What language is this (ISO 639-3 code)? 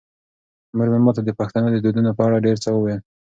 pus